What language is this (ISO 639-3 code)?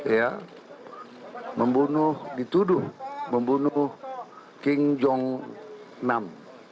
ind